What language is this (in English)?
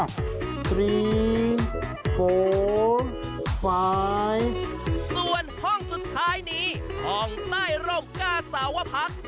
Thai